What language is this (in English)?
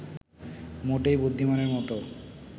Bangla